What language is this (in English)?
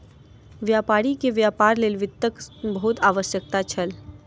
Maithili